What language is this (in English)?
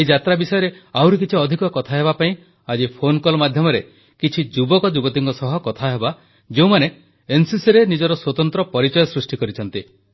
Odia